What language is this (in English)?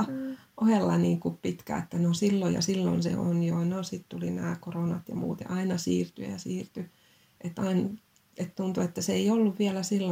Finnish